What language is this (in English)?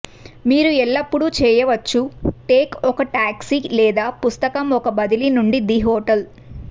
Telugu